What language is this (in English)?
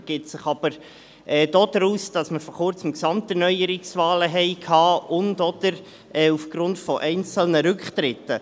Swiss German